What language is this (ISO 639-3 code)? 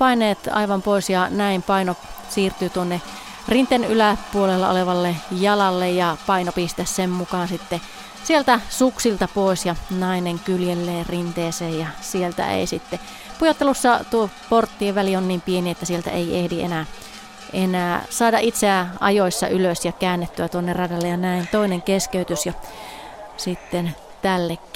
fin